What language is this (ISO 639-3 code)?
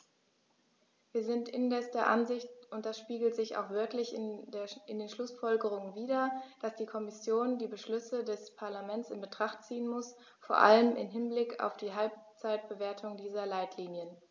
deu